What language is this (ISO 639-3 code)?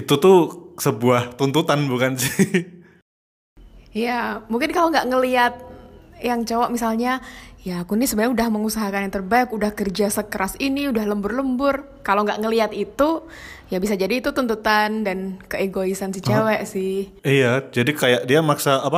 ind